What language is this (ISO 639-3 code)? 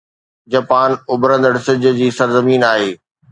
snd